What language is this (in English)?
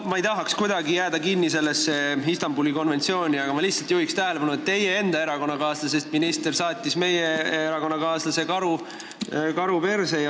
Estonian